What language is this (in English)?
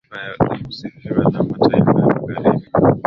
Swahili